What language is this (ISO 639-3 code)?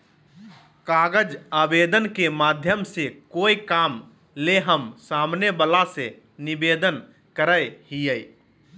mag